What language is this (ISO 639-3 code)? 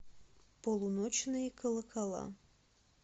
rus